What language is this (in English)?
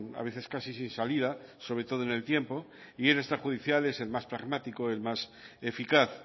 Spanish